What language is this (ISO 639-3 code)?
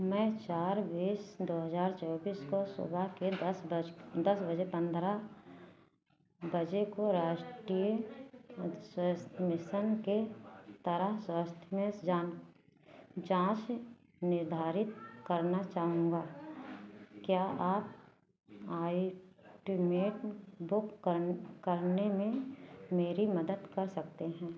hin